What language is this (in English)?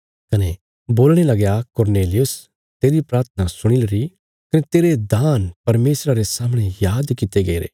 Bilaspuri